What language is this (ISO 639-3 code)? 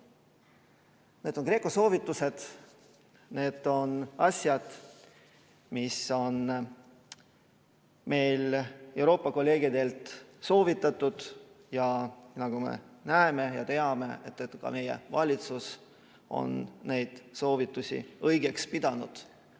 est